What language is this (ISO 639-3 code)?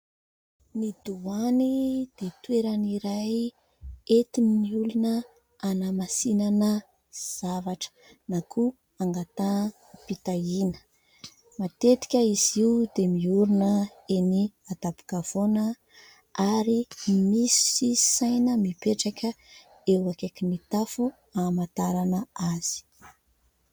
mlg